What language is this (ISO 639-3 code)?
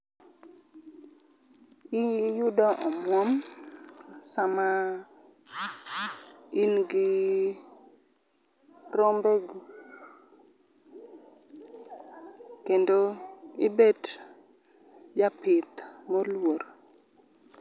luo